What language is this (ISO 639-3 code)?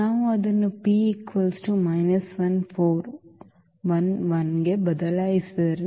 kan